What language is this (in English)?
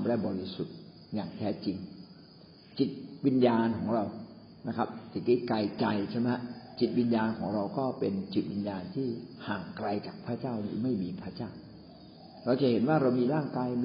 Thai